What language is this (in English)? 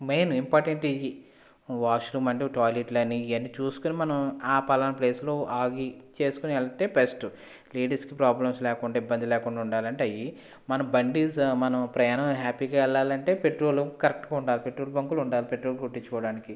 Telugu